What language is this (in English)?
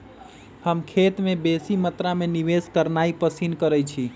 Magahi